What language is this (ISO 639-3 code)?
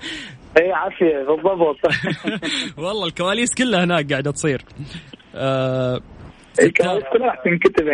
ara